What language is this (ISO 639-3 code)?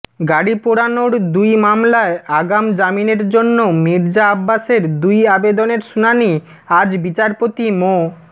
ben